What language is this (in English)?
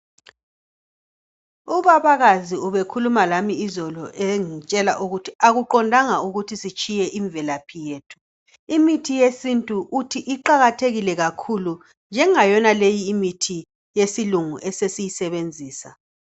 North Ndebele